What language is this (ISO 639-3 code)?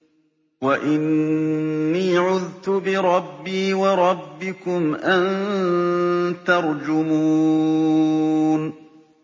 ara